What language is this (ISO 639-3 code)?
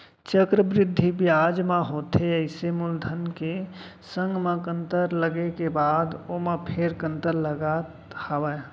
hne